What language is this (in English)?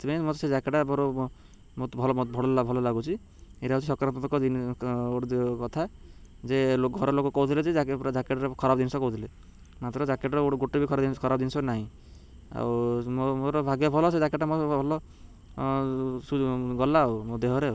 Odia